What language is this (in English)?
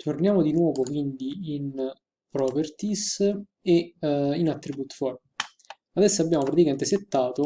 Italian